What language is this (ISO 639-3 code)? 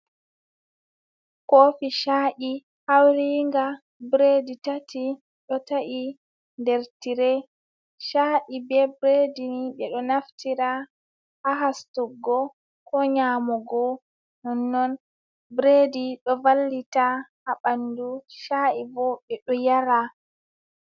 ful